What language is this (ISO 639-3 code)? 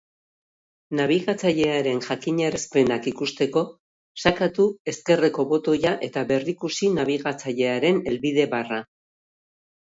eus